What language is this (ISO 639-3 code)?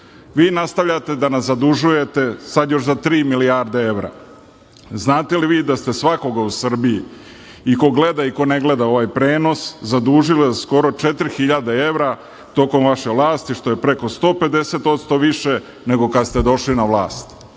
srp